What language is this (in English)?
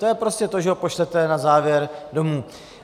Czech